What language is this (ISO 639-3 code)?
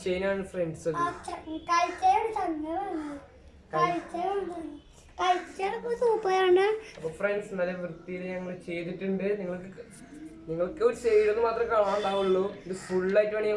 tur